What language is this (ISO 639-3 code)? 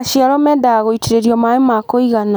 kik